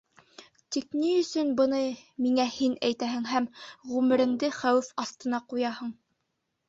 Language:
Bashkir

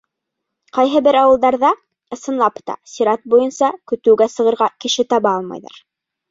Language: Bashkir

